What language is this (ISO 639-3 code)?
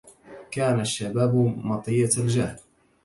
ara